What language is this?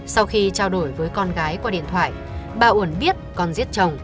Vietnamese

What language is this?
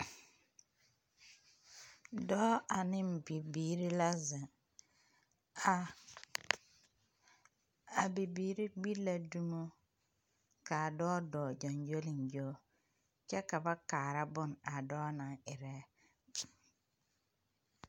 Southern Dagaare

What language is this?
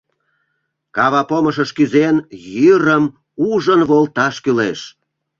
Mari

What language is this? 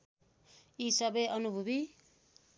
Nepali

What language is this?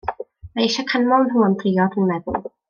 Welsh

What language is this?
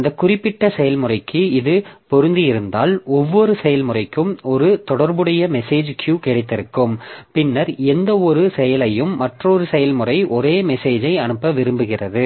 Tamil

